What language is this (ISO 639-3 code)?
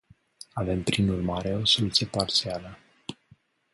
ron